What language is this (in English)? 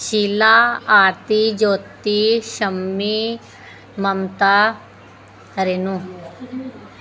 Punjabi